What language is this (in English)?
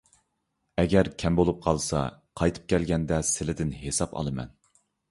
Uyghur